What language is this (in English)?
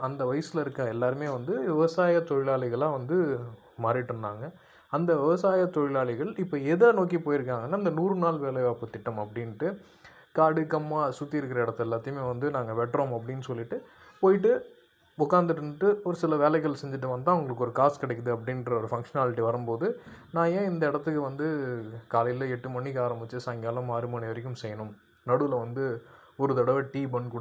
Tamil